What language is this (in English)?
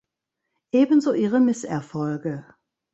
German